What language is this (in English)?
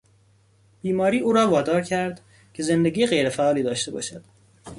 Persian